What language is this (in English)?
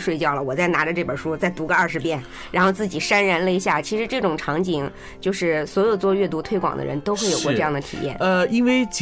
Chinese